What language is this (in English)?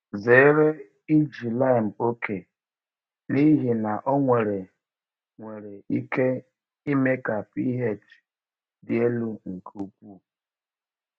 Igbo